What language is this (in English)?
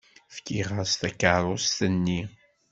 Kabyle